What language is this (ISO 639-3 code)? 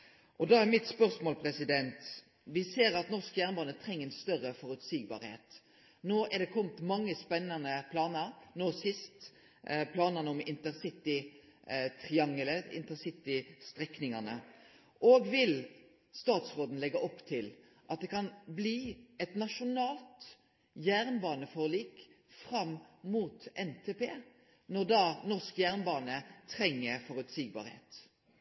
nno